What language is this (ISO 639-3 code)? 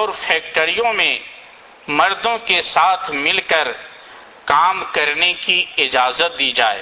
urd